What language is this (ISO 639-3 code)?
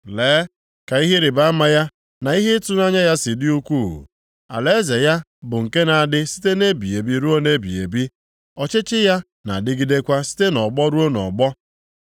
ibo